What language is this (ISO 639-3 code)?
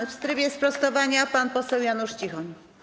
pol